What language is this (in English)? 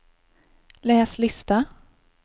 Swedish